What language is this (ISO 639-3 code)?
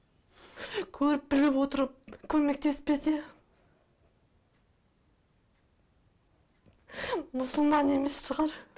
kaz